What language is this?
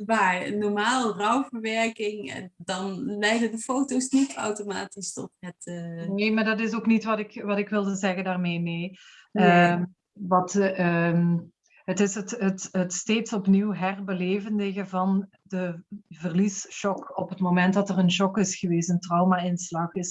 Dutch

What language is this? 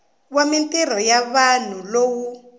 Tsonga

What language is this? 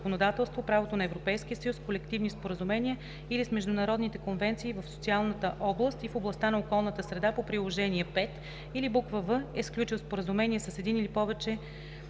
Bulgarian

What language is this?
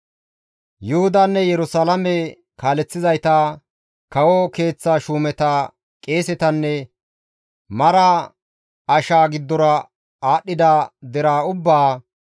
Gamo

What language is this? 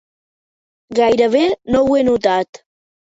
Catalan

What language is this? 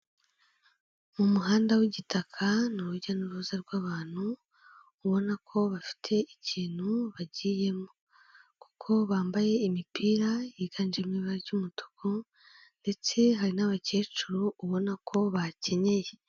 Kinyarwanda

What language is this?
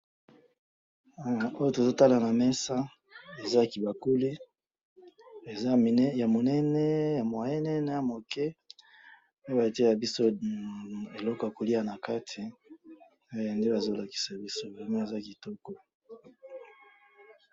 Lingala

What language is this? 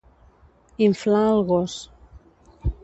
Catalan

